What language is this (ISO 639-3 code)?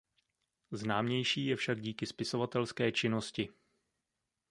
ces